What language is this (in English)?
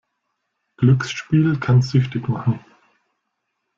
German